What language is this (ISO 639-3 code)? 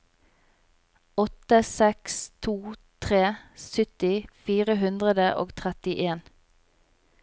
nor